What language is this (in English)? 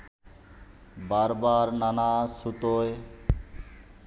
Bangla